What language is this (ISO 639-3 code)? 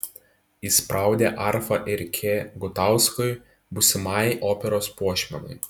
lit